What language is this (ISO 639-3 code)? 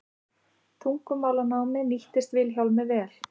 isl